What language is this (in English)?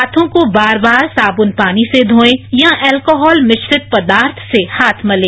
Hindi